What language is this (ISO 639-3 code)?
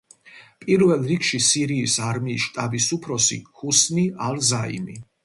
kat